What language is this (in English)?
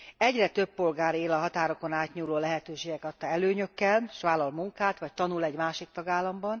Hungarian